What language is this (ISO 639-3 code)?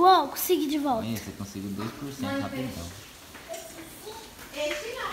por